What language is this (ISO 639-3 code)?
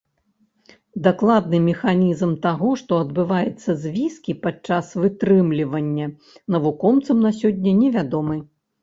bel